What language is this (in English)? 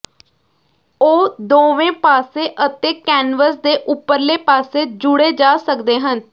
Punjabi